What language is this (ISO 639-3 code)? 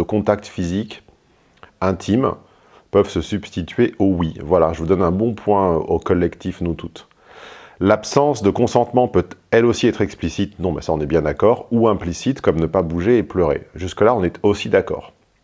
fra